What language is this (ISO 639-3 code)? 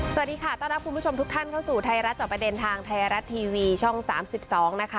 tha